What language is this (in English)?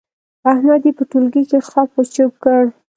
Pashto